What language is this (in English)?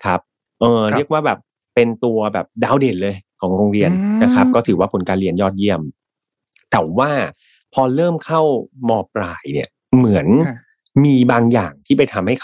Thai